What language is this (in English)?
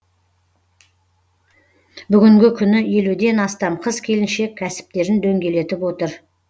Kazakh